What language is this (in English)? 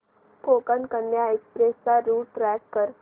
Marathi